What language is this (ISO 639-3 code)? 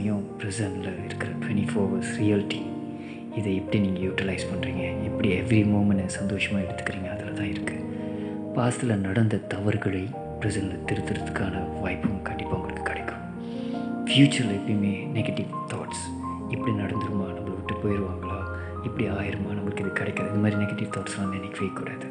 tam